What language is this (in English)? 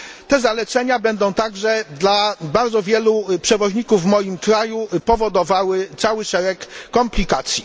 Polish